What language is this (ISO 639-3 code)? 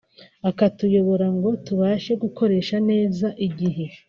kin